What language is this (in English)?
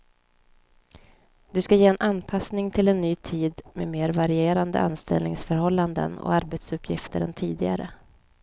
Swedish